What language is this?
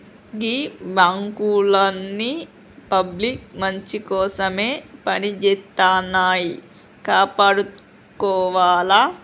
Telugu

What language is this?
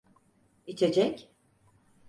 Turkish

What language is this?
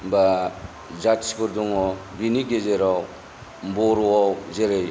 Bodo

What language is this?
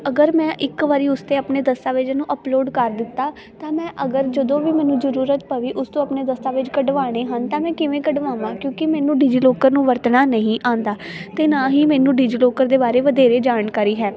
Punjabi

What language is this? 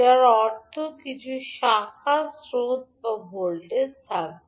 Bangla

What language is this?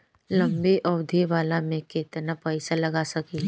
Bhojpuri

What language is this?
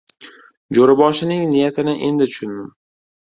Uzbek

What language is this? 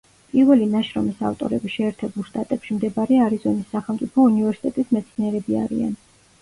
Georgian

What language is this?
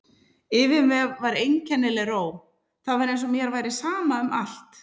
Icelandic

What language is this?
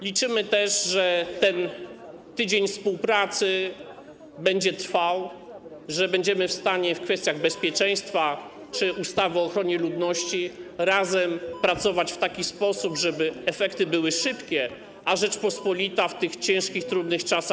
Polish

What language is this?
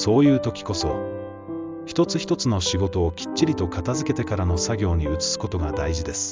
Japanese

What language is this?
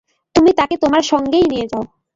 Bangla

